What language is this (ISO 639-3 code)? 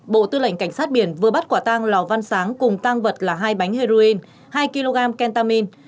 vie